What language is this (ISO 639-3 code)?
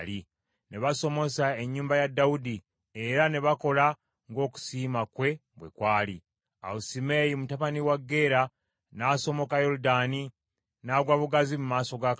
lug